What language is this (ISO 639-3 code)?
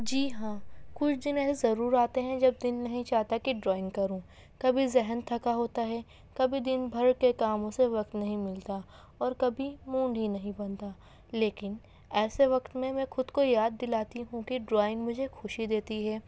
urd